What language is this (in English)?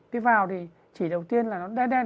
Vietnamese